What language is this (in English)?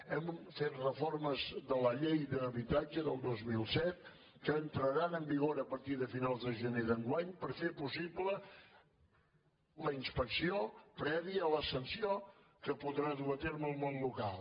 Catalan